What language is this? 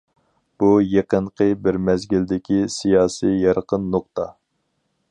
Uyghur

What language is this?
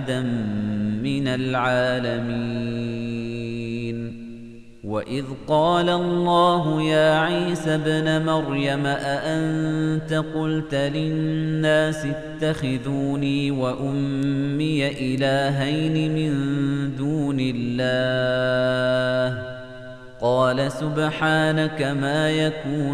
Arabic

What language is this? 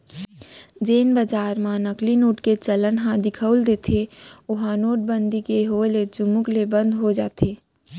Chhattisgarhi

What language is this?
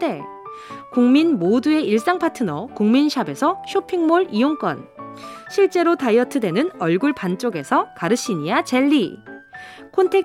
Korean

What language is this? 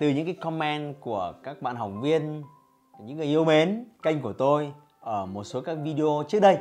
Vietnamese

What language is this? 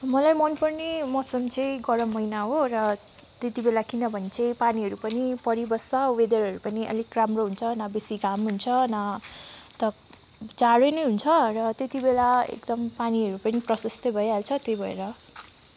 Nepali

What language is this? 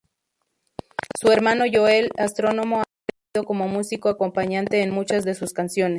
Spanish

